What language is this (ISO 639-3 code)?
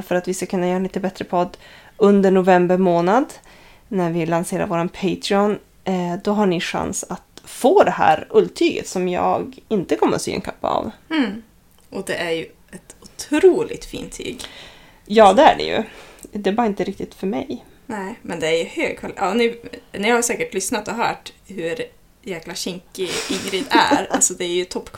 swe